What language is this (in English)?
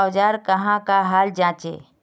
Magahi